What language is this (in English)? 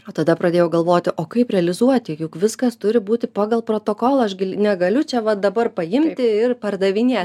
Lithuanian